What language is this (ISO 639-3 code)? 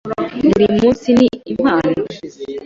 kin